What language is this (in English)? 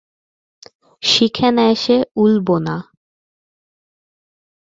Bangla